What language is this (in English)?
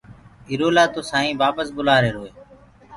Gurgula